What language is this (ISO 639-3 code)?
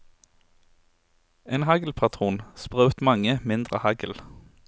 nor